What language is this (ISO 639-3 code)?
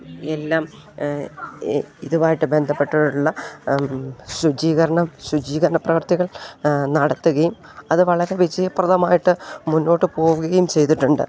mal